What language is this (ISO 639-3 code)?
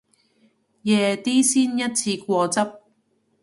yue